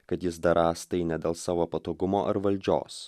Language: Lithuanian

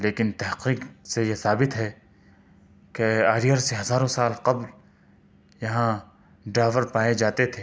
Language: Urdu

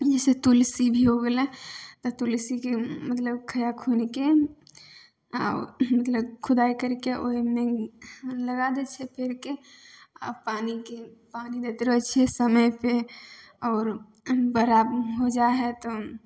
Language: Maithili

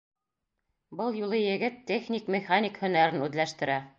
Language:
Bashkir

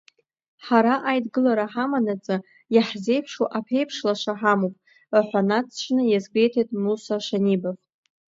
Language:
Abkhazian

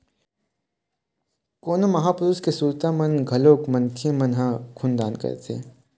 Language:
Chhattisgarhi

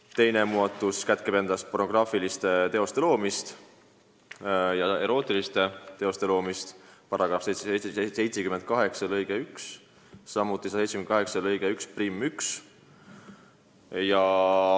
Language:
Estonian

